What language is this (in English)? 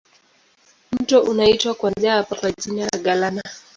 Swahili